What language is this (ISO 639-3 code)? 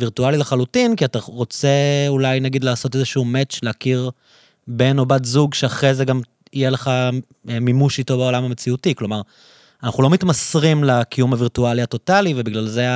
heb